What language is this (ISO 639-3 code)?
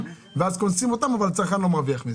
heb